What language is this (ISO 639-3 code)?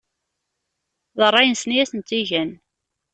kab